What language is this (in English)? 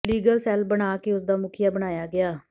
Punjabi